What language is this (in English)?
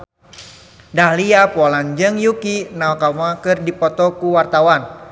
Sundanese